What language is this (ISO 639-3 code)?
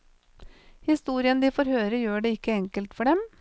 nor